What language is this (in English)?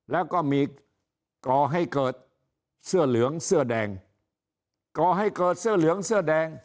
Thai